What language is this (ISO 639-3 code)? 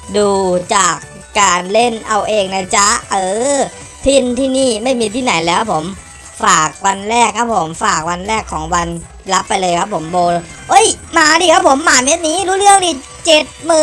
tha